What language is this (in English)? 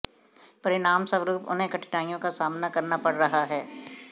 Hindi